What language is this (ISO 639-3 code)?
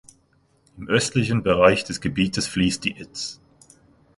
deu